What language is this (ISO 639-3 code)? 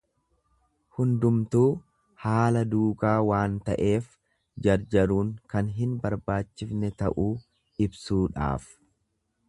orm